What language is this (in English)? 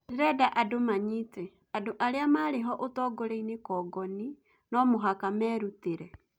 Kikuyu